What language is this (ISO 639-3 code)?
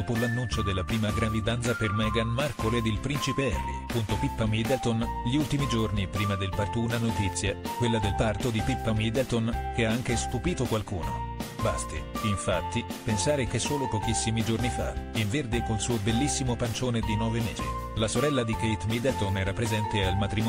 ita